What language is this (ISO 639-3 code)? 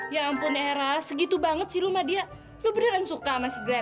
ind